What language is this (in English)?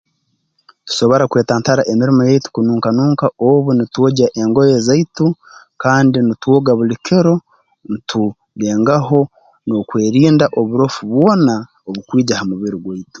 Tooro